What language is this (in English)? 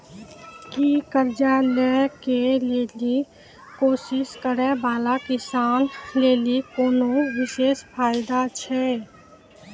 Maithili